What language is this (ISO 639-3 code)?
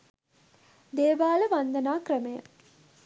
sin